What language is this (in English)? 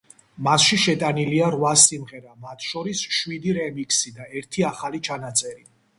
Georgian